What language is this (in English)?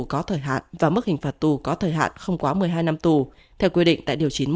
Vietnamese